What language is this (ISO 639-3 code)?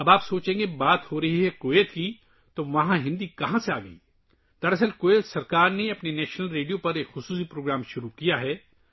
urd